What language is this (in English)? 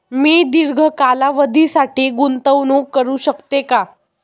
Marathi